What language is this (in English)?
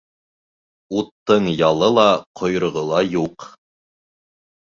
Bashkir